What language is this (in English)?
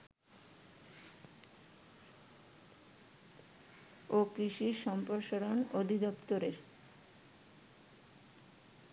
Bangla